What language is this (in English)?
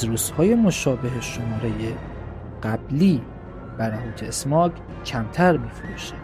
Persian